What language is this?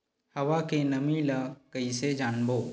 Chhattisgarhi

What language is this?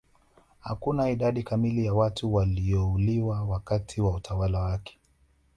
Swahili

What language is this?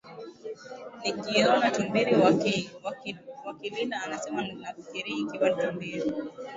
Swahili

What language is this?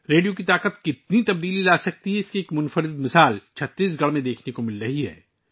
Urdu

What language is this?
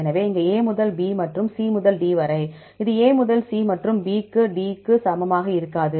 Tamil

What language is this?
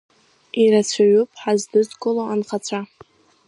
Abkhazian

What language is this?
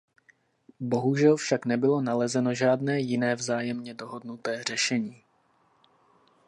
Czech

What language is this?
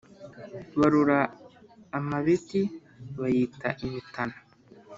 Kinyarwanda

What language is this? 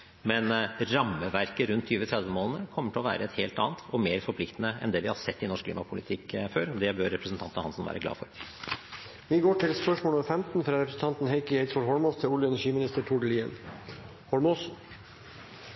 Norwegian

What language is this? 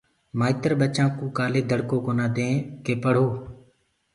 Gurgula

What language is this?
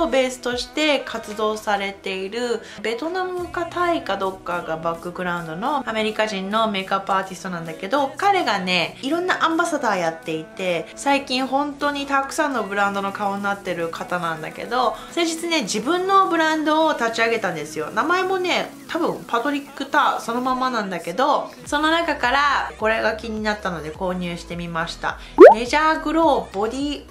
Japanese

